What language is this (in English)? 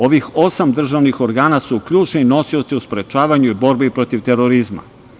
Serbian